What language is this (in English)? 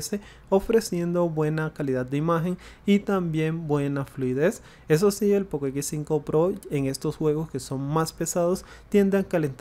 Spanish